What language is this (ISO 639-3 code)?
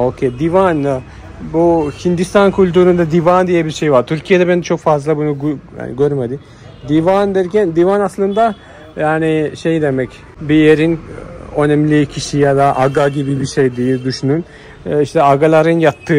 tur